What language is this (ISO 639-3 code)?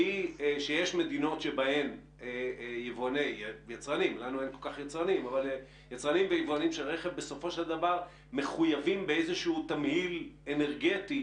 heb